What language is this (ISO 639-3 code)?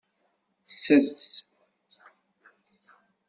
kab